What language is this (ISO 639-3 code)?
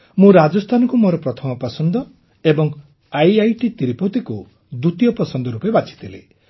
ori